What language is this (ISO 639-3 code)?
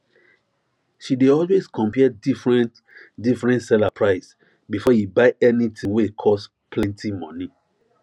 pcm